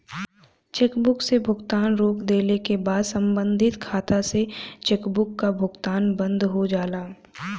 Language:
Bhojpuri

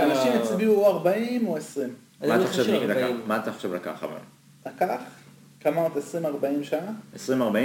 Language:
Hebrew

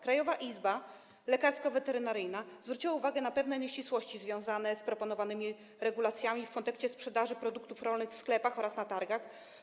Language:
Polish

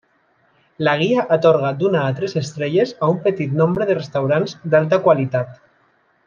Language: Catalan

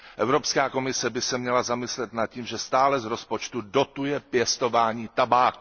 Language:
Czech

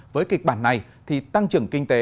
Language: Vietnamese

